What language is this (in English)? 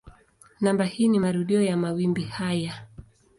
Swahili